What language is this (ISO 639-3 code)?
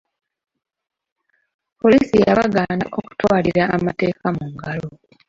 lug